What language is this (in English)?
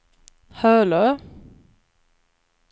Swedish